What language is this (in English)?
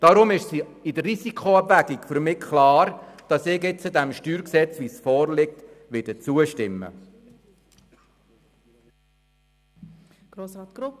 Swiss German